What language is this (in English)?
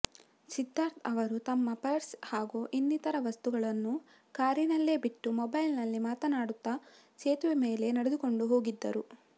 Kannada